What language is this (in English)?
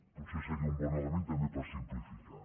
Catalan